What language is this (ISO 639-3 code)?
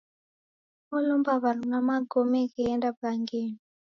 dav